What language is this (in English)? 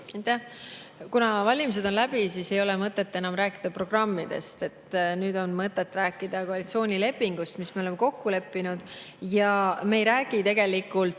Estonian